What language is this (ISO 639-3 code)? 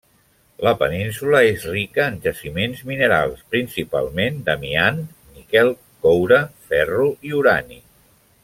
cat